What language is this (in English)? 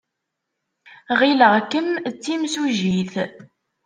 Kabyle